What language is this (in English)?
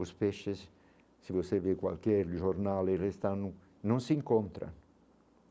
Portuguese